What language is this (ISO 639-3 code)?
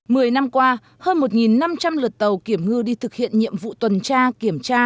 vie